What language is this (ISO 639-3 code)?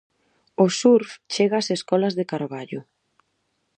glg